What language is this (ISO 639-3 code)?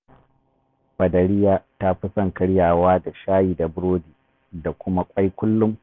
hau